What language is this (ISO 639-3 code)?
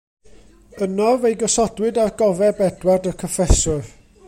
cym